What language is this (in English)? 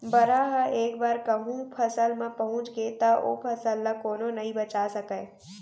Chhattisgarhi